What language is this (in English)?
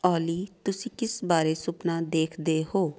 Punjabi